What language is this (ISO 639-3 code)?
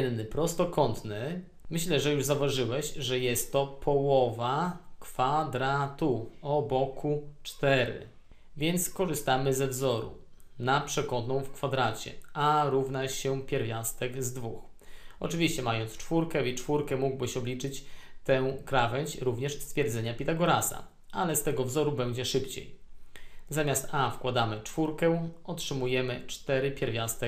pol